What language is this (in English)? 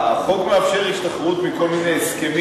Hebrew